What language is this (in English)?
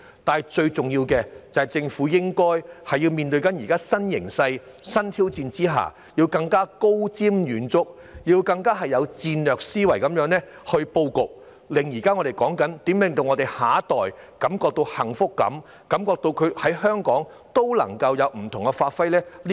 Cantonese